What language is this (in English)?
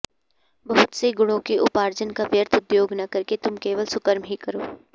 Sanskrit